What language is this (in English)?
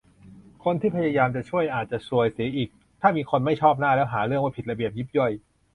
Thai